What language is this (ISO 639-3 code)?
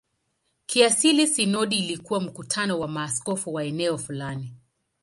swa